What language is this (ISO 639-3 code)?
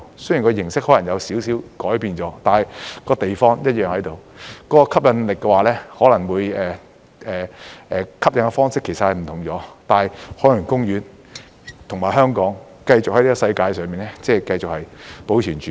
yue